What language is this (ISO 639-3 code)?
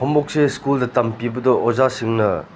mni